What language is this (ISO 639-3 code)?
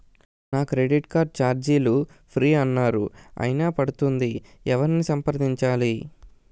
tel